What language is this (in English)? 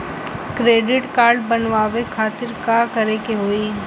Bhojpuri